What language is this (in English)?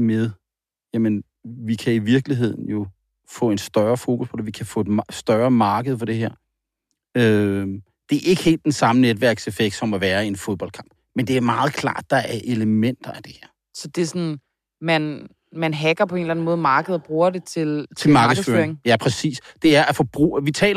Danish